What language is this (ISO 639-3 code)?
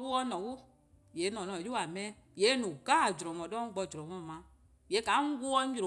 kqo